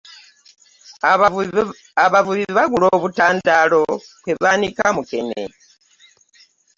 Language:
Ganda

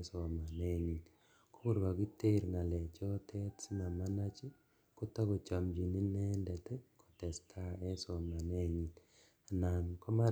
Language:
Kalenjin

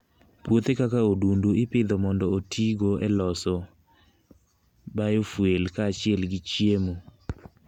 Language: Luo (Kenya and Tanzania)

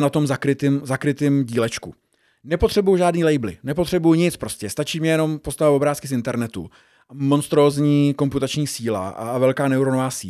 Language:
Czech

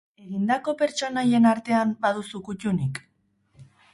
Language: Basque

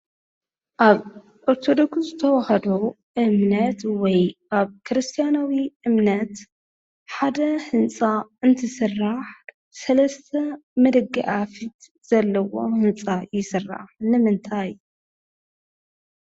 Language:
Tigrinya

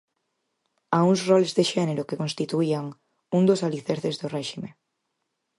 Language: Galician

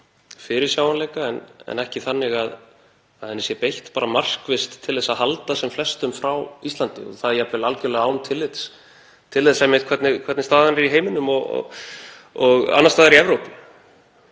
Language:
Icelandic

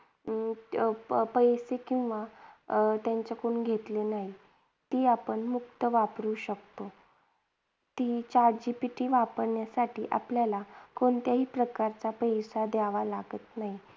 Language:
Marathi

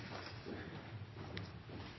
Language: Norwegian Bokmål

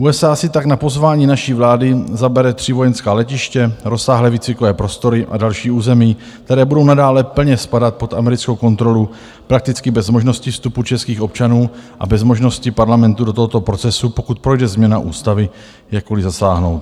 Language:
Czech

